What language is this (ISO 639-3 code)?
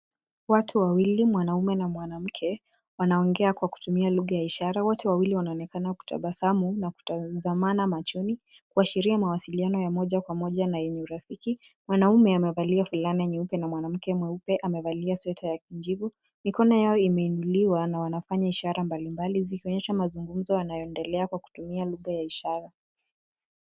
swa